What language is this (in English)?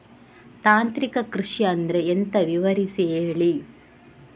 Kannada